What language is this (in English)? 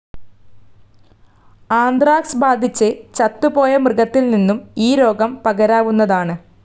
Malayalam